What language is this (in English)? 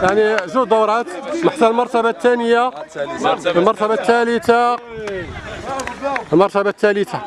Arabic